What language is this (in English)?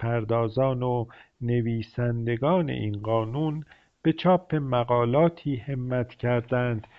Persian